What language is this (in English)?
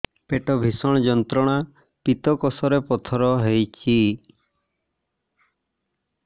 Odia